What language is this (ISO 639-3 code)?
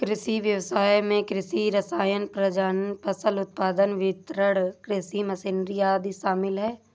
hin